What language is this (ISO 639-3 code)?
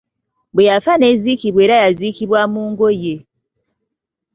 lug